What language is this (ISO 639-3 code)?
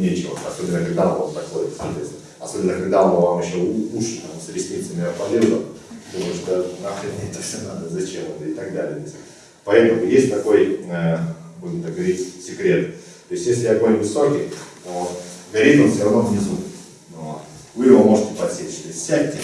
rus